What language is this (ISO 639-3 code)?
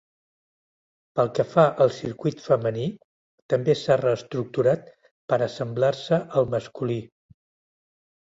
cat